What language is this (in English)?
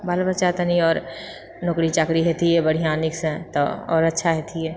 Maithili